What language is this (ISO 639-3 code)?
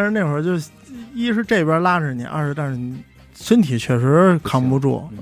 zho